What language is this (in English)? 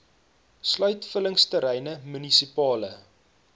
Afrikaans